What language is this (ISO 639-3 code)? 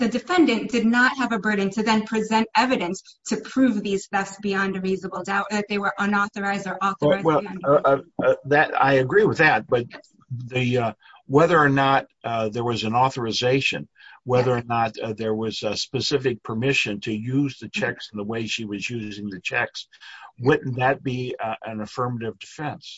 eng